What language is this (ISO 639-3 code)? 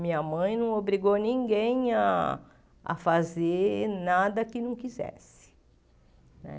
por